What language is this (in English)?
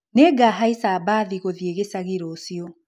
Kikuyu